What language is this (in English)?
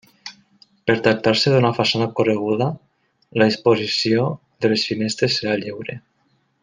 Catalan